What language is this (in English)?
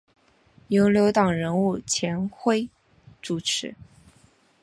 Chinese